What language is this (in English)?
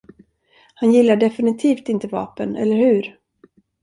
Swedish